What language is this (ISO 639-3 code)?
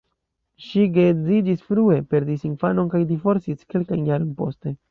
epo